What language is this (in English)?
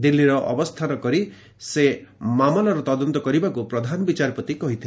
Odia